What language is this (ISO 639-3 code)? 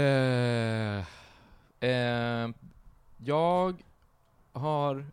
swe